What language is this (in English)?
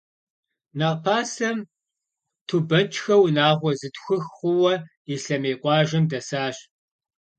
Kabardian